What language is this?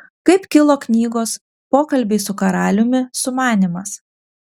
Lithuanian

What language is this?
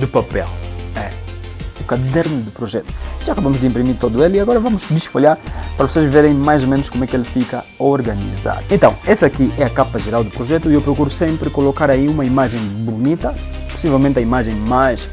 Portuguese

